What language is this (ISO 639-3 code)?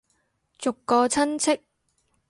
yue